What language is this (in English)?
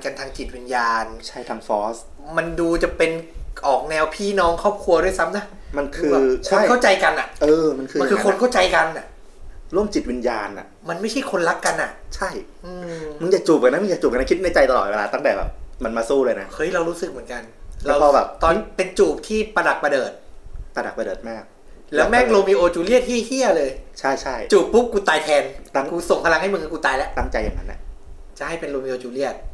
Thai